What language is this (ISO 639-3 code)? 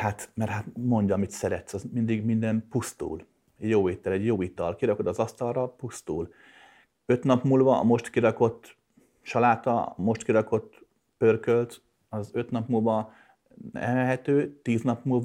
hun